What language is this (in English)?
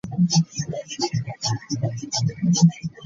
Ganda